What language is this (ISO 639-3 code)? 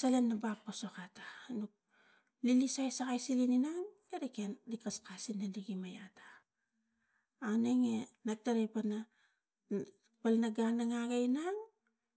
tgc